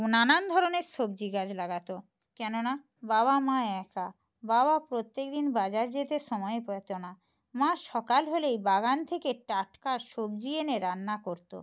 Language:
Bangla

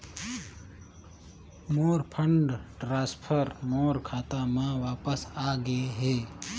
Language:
Chhattisgarhi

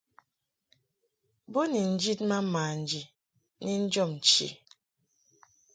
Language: Mungaka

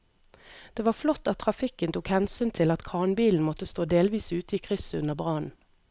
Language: Norwegian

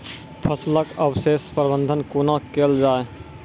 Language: Maithili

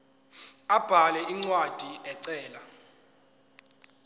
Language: Zulu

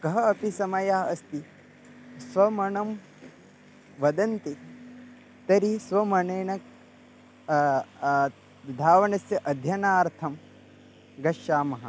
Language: Sanskrit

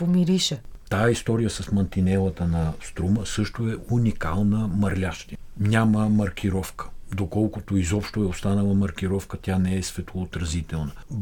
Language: Bulgarian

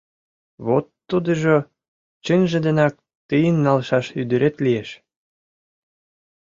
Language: Mari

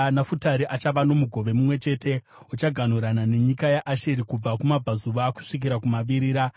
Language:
Shona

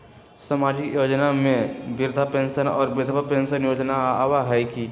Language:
Magahi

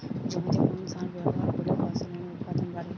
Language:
Bangla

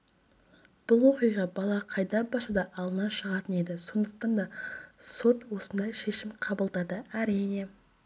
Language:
Kazakh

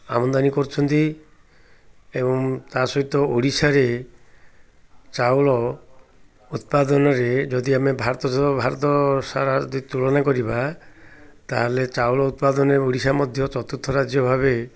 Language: Odia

